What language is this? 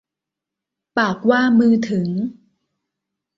Thai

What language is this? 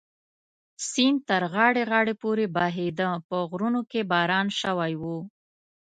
Pashto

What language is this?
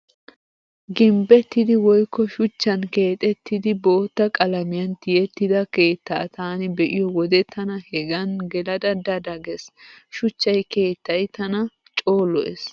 Wolaytta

